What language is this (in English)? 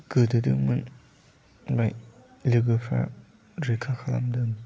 Bodo